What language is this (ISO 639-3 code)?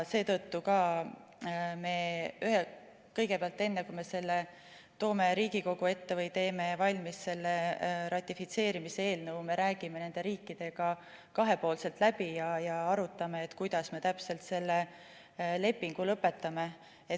est